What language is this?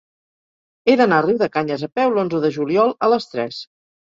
Catalan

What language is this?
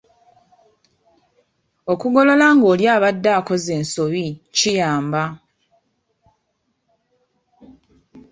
Ganda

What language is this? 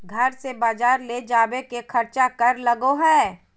Magahi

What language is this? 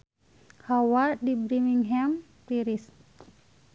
Sundanese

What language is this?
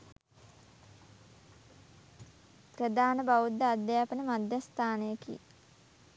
Sinhala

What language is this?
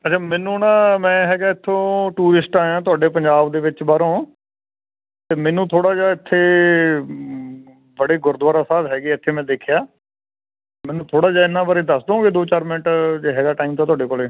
Punjabi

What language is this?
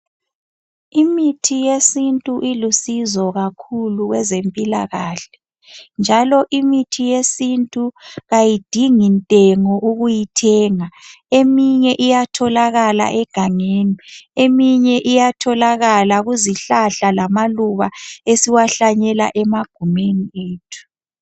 North Ndebele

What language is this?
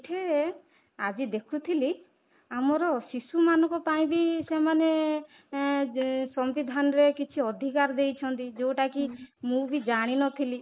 Odia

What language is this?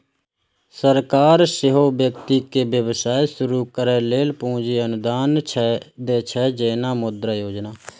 Maithili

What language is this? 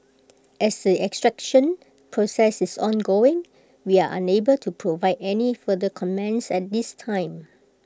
English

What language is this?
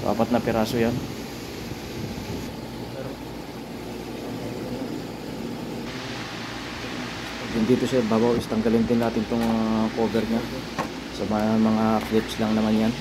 Filipino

